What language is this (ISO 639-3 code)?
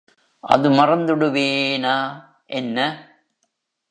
tam